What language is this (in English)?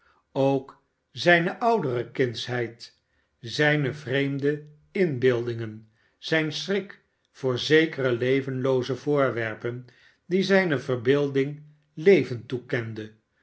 Dutch